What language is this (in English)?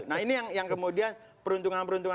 Indonesian